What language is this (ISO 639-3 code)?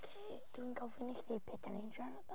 cym